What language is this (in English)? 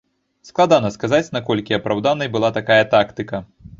Belarusian